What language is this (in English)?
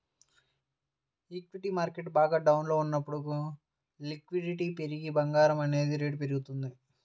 Telugu